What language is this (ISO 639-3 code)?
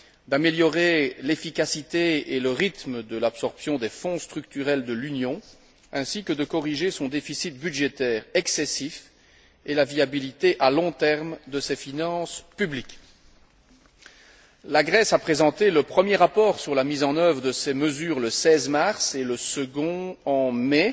fra